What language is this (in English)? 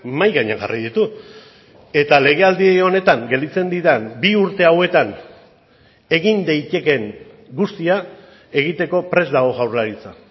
Basque